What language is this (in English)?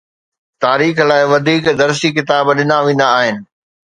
Sindhi